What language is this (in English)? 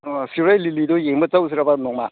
Manipuri